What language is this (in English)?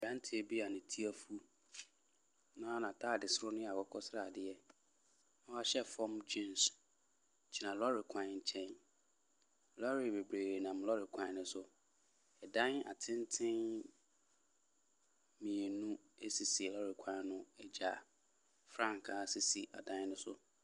Akan